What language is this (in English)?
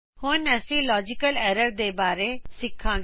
Punjabi